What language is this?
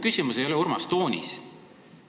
Estonian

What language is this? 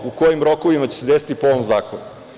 Serbian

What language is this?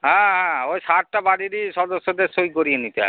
Bangla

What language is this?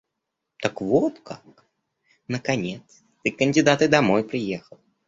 Russian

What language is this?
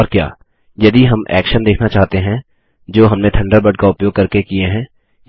Hindi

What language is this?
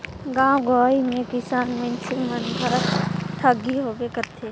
Chhattisgarhi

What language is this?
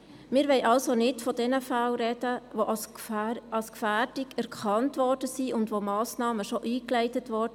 Swiss German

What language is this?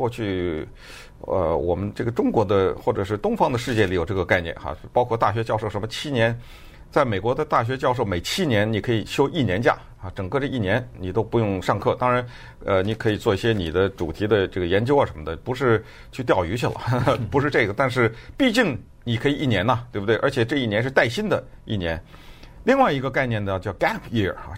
Chinese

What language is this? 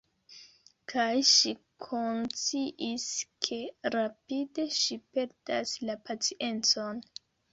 Esperanto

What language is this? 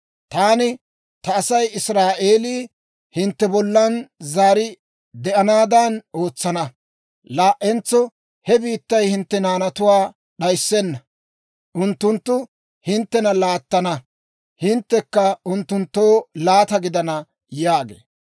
Dawro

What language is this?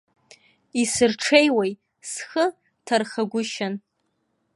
Abkhazian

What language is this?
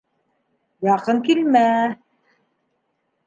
Bashkir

